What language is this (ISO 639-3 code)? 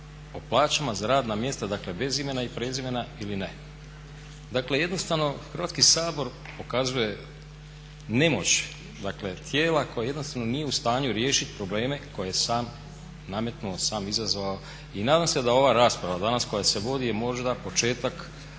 hrv